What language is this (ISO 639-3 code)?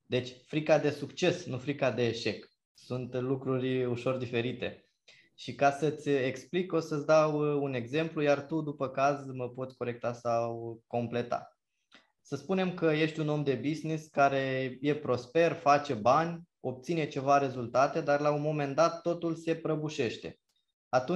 ron